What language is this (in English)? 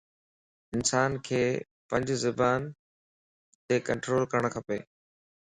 Lasi